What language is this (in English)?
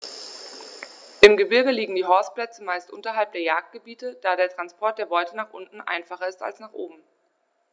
German